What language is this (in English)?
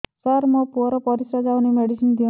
Odia